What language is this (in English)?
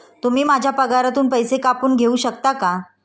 Marathi